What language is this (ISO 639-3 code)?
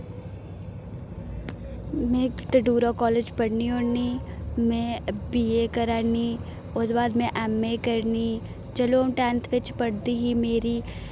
doi